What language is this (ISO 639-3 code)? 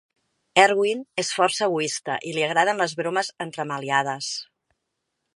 cat